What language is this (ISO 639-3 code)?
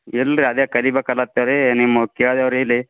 kan